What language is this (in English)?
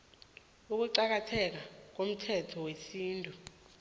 South Ndebele